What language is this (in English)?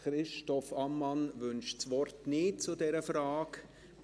Swiss German